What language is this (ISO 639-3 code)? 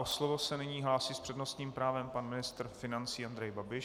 ces